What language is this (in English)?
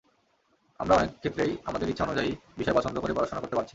Bangla